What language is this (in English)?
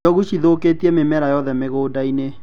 Kikuyu